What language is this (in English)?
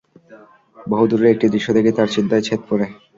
Bangla